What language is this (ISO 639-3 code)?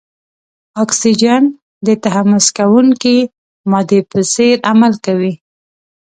pus